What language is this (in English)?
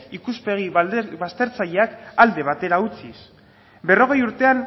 Basque